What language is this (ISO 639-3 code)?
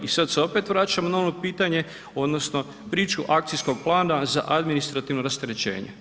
hrv